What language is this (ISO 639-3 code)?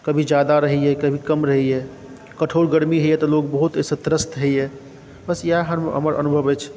mai